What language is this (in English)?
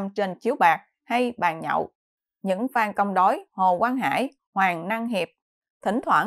Vietnamese